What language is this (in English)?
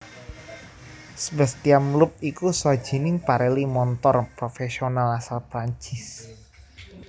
Javanese